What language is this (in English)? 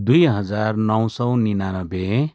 Nepali